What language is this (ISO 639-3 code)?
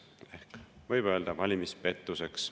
est